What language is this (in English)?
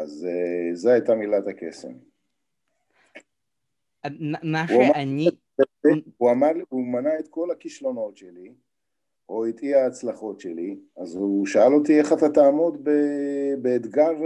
Hebrew